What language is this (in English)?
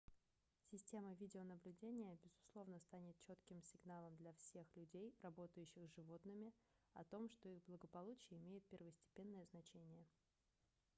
Russian